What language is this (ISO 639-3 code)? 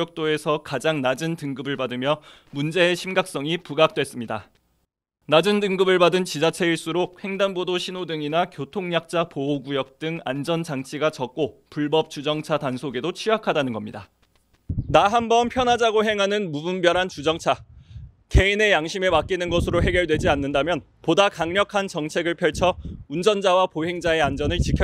kor